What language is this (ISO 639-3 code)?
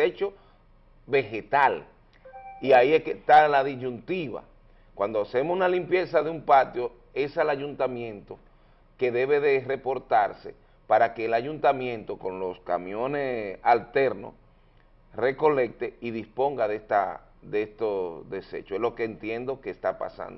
spa